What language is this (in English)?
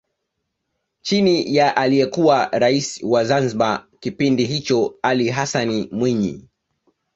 Swahili